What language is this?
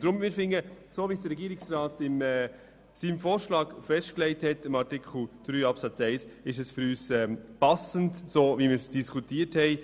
Swiss German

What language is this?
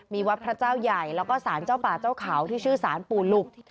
Thai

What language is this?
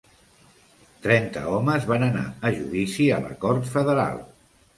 Catalan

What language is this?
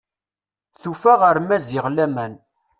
Kabyle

